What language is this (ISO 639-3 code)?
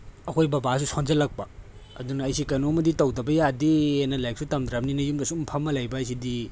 mni